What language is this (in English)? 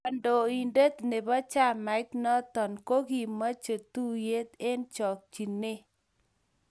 Kalenjin